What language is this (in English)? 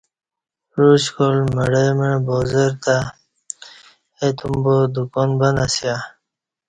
Kati